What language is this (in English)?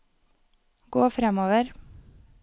Norwegian